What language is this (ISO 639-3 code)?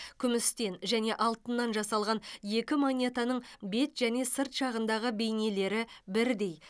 kaz